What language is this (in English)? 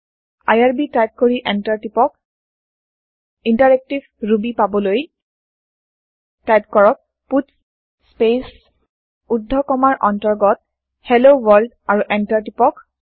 Assamese